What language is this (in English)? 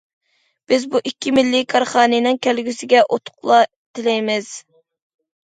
Uyghur